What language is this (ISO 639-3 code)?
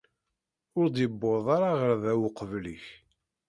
kab